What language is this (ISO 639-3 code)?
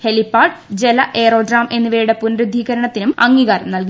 mal